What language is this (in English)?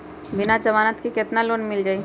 Magahi